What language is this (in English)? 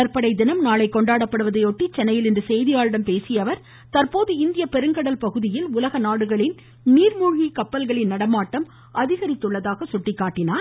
Tamil